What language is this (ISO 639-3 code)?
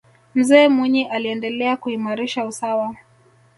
swa